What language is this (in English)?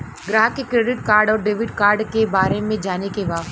Bhojpuri